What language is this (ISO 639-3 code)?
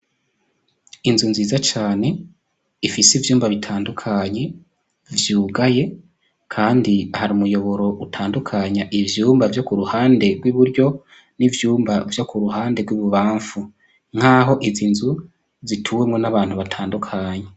run